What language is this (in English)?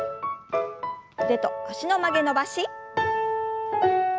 Japanese